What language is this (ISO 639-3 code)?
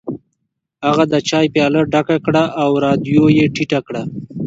pus